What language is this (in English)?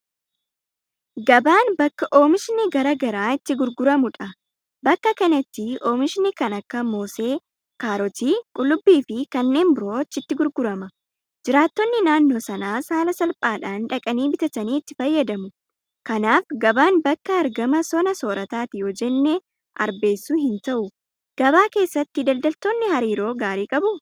Oromo